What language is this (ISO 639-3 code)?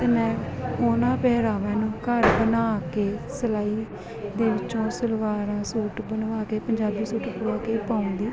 pan